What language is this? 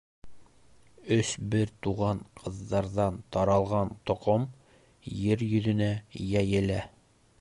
Bashkir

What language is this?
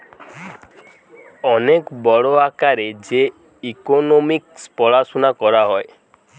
Bangla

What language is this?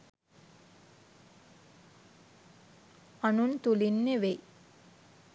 Sinhala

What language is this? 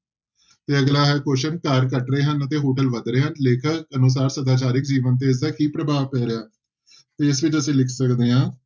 Punjabi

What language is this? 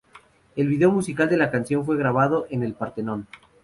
Spanish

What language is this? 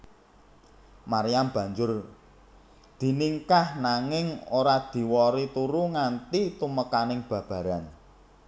Javanese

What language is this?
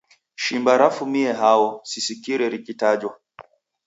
Taita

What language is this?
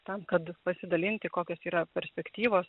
Lithuanian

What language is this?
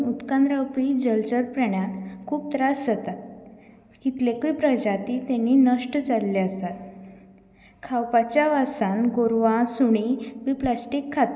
Konkani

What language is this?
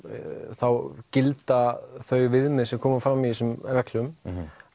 Icelandic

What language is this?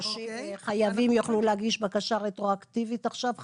Hebrew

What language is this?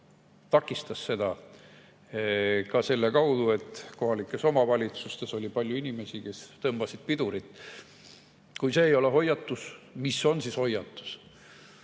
Estonian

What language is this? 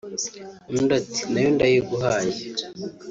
Kinyarwanda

